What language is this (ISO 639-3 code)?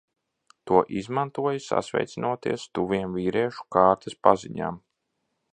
lav